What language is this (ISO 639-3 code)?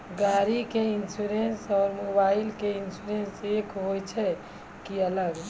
mai